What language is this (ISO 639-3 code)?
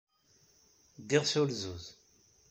kab